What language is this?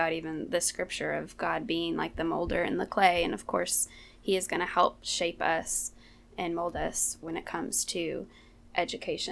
English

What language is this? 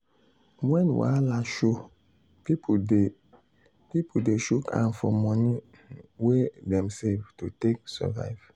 Nigerian Pidgin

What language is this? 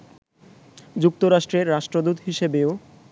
Bangla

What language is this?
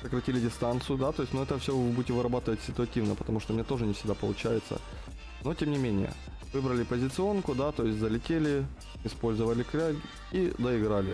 Russian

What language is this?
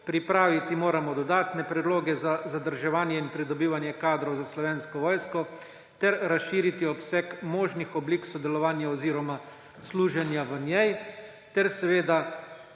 Slovenian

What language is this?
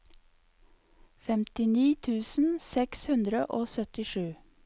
Norwegian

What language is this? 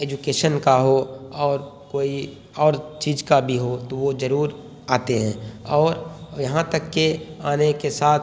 Urdu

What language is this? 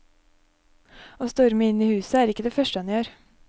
Norwegian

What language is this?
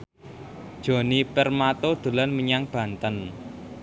Javanese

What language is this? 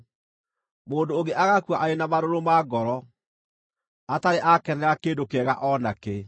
Kikuyu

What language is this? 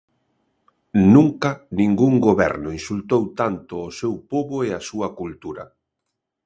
Galician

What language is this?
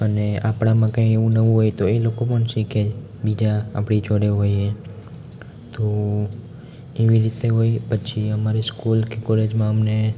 Gujarati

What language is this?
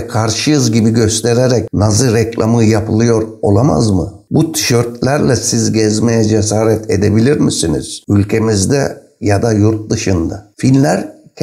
Turkish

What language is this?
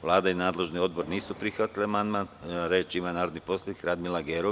Serbian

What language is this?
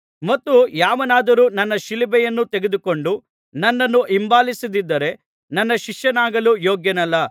Kannada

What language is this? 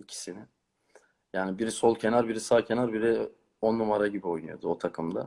Turkish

